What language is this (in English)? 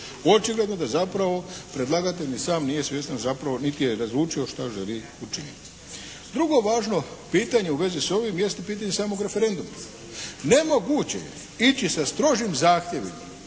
Croatian